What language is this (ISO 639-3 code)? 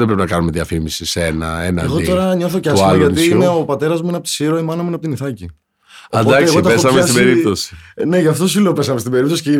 ell